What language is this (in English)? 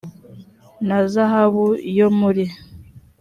Kinyarwanda